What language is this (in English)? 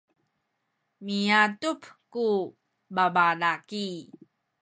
Sakizaya